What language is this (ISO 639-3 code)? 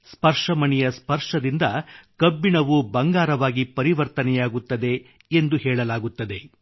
kan